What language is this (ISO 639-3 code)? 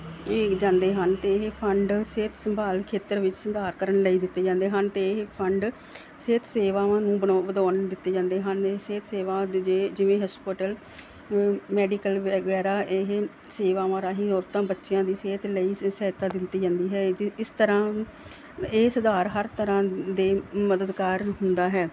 pan